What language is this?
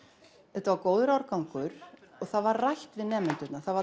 Icelandic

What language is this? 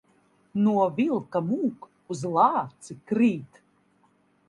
Latvian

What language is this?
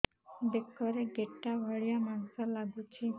Odia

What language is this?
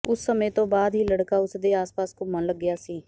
Punjabi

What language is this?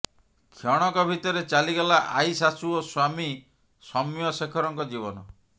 Odia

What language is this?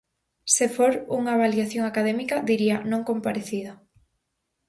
Galician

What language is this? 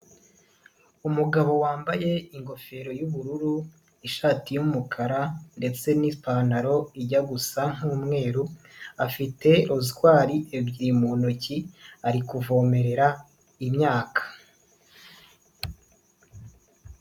Kinyarwanda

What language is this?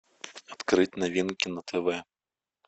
Russian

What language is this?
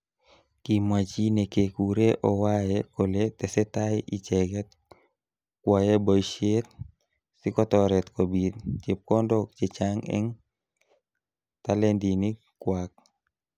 Kalenjin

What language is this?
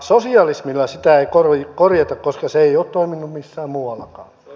Finnish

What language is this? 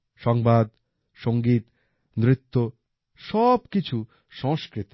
Bangla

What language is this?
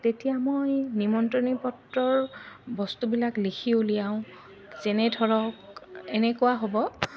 Assamese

